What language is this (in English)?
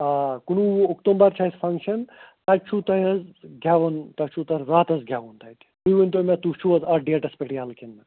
Kashmiri